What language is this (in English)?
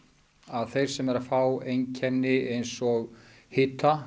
Icelandic